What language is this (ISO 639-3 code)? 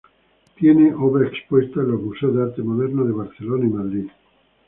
spa